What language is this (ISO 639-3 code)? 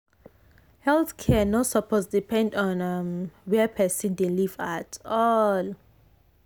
pcm